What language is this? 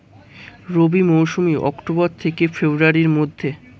Bangla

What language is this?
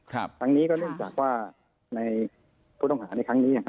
Thai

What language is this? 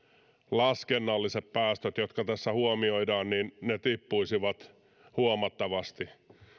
Finnish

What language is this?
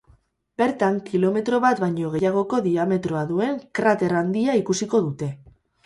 Basque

